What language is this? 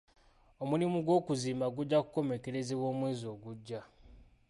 Ganda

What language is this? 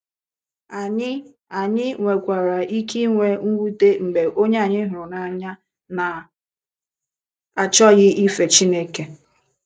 Igbo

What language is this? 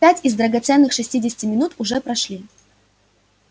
Russian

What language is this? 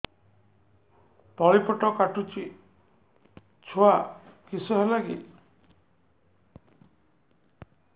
Odia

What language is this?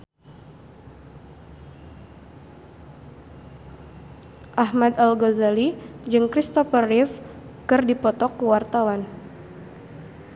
Sundanese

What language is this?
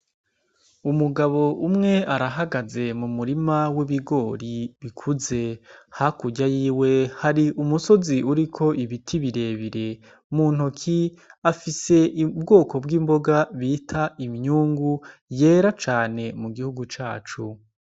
Rundi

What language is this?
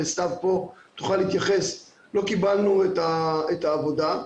Hebrew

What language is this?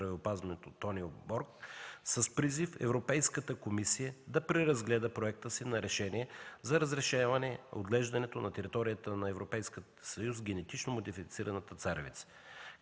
Bulgarian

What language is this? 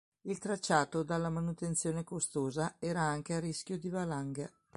Italian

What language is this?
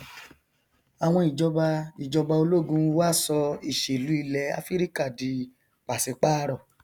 Yoruba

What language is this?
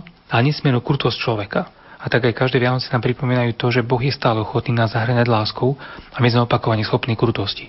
Slovak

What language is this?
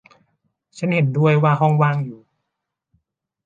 Thai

